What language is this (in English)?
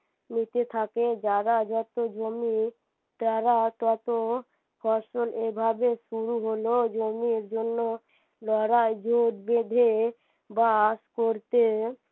Bangla